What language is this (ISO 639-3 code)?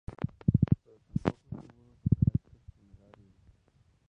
spa